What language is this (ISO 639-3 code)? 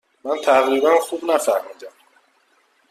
fas